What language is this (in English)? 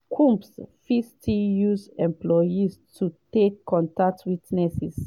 Nigerian Pidgin